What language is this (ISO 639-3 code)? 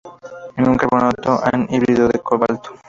spa